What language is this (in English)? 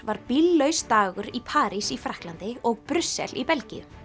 Icelandic